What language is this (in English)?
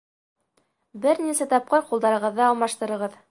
Bashkir